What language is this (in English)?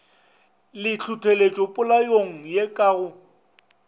Northern Sotho